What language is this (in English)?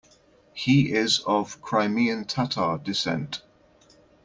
English